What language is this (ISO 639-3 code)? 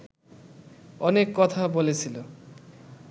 ben